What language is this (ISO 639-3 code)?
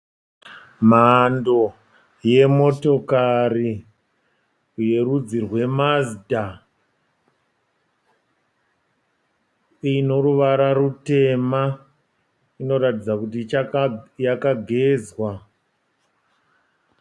sna